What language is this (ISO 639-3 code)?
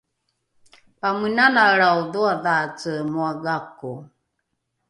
dru